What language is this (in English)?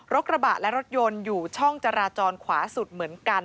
Thai